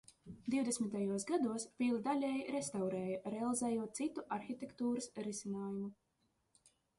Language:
Latvian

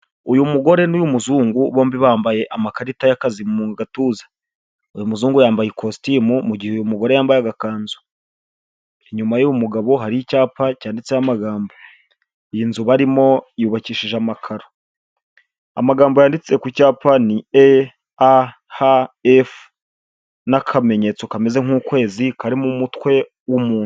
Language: Kinyarwanda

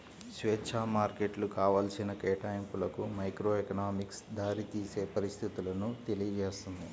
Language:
Telugu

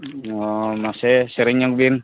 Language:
Santali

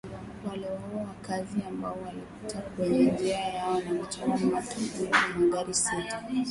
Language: Swahili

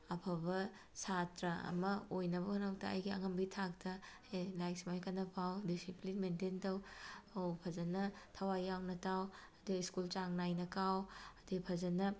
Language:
Manipuri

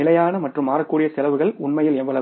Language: Tamil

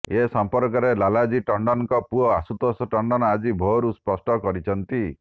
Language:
Odia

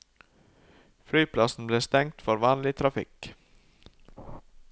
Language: Norwegian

